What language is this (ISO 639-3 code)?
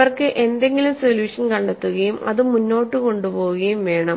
mal